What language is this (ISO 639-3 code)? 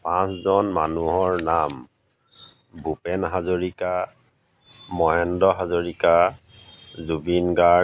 asm